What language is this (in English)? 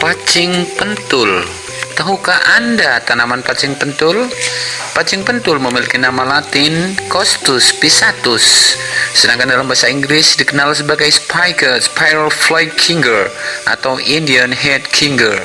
Indonesian